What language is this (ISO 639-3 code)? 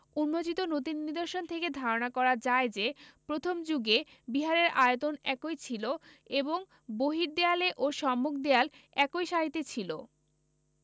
ben